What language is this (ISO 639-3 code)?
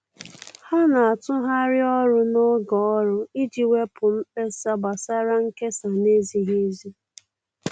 ibo